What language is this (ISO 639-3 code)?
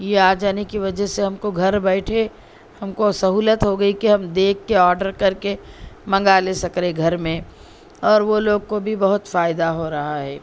urd